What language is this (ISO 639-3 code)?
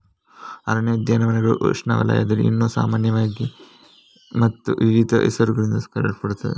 kan